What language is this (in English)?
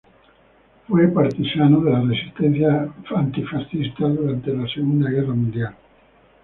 Spanish